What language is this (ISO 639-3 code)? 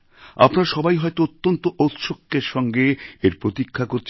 ben